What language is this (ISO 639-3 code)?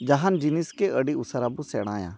sat